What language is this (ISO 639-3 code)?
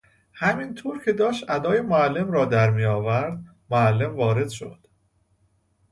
fas